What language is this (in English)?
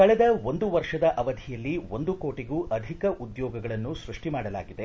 Kannada